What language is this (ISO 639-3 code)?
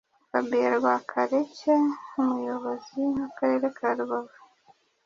kin